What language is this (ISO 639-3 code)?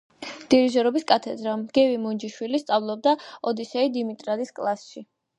kat